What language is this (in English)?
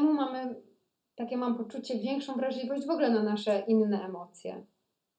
Polish